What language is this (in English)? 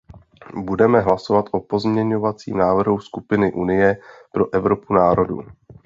Czech